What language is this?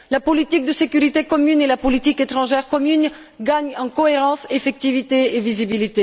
French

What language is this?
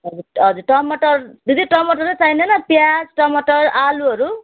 Nepali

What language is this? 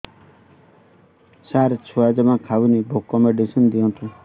Odia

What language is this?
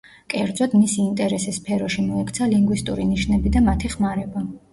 Georgian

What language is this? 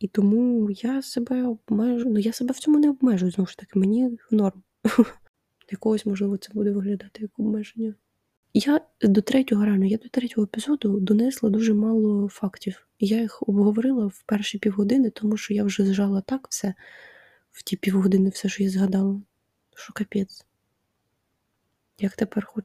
Ukrainian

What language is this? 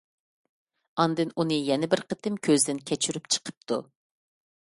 Uyghur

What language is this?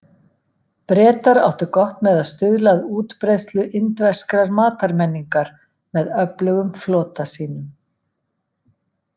Icelandic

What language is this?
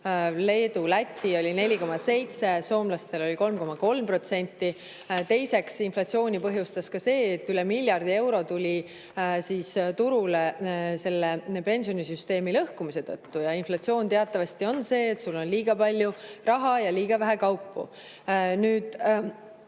Estonian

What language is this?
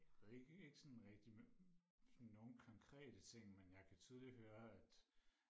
Danish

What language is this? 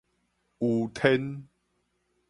Min Nan Chinese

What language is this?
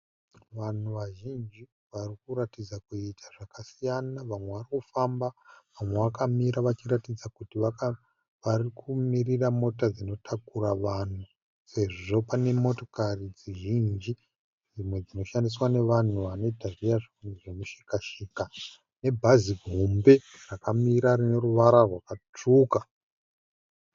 Shona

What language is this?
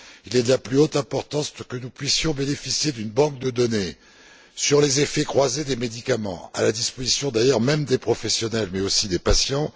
French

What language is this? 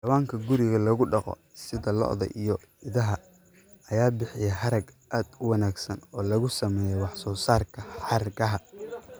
Somali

